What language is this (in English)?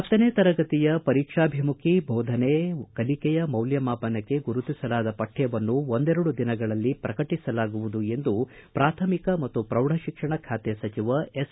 Kannada